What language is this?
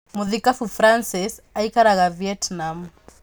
Kikuyu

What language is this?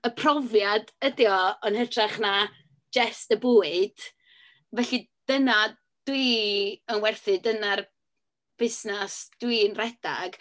Welsh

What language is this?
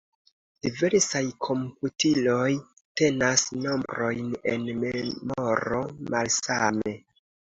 Esperanto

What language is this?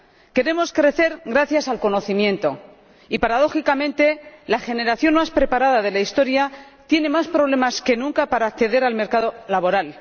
Spanish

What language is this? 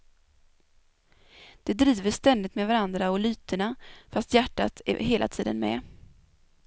Swedish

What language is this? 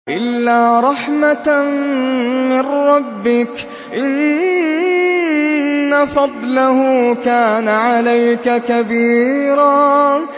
Arabic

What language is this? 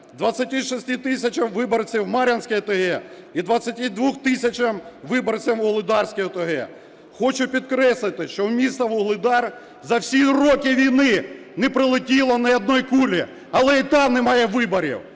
Ukrainian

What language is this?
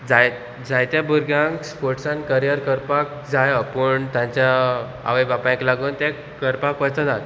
Konkani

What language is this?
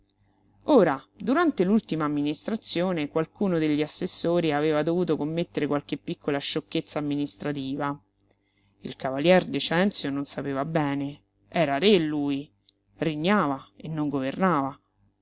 Italian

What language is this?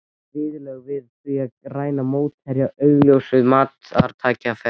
Icelandic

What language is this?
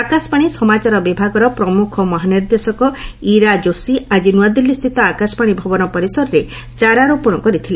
Odia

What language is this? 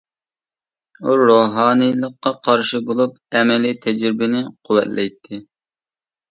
Uyghur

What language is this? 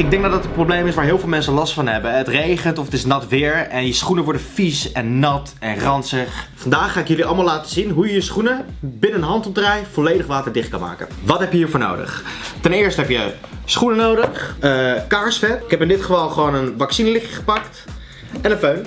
Dutch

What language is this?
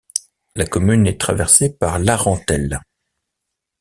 French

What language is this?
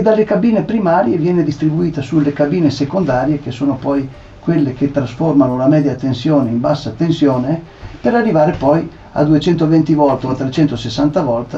Italian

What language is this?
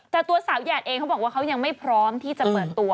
Thai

